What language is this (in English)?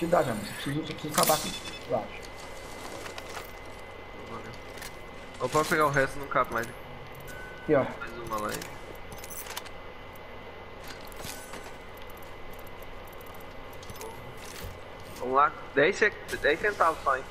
Portuguese